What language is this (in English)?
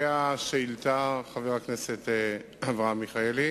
Hebrew